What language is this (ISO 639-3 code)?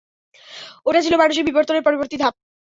ben